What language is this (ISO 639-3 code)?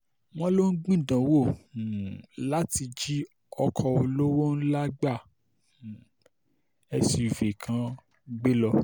yor